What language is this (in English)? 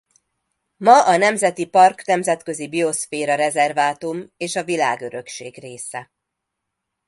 Hungarian